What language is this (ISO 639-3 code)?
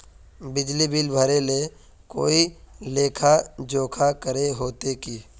mag